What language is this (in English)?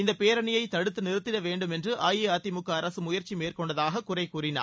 Tamil